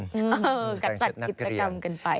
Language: Thai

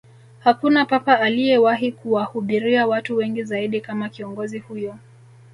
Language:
Swahili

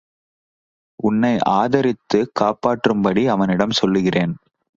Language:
Tamil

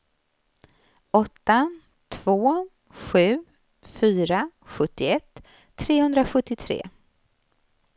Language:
Swedish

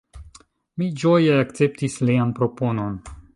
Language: Esperanto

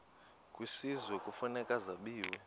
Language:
Xhosa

